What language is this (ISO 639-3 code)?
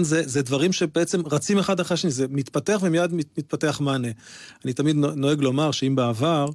heb